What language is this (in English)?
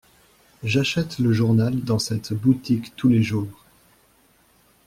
French